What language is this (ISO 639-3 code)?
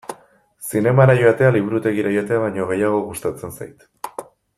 eus